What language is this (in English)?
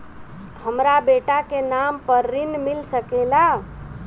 Bhojpuri